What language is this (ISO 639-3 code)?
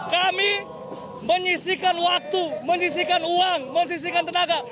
ind